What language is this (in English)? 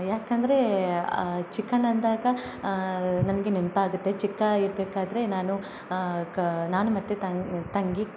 Kannada